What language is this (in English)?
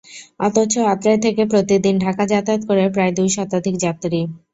Bangla